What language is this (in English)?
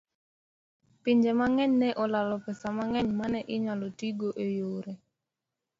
Luo (Kenya and Tanzania)